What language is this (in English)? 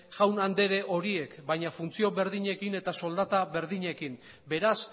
Basque